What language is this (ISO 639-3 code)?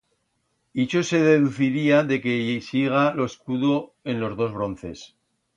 arg